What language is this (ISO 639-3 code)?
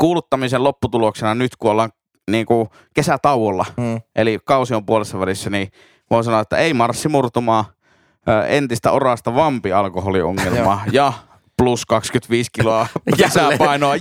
fin